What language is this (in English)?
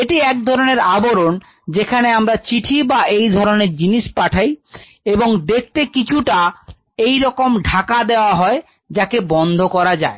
Bangla